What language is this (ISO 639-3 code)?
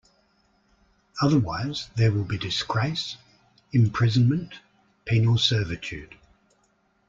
eng